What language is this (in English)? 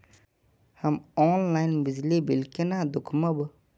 Maithili